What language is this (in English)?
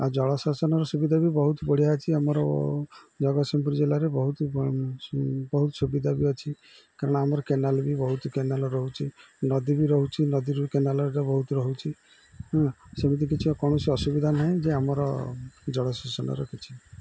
Odia